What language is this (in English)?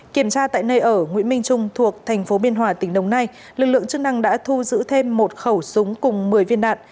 Vietnamese